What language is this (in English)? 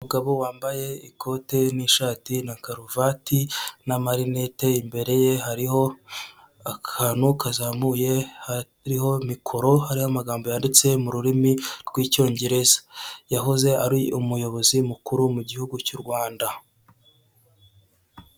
Kinyarwanda